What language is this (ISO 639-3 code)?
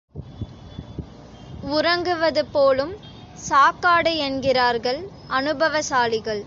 tam